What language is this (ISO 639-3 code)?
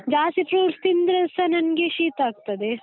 kan